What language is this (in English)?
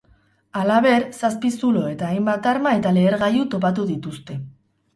Basque